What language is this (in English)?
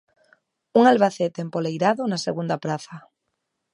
Galician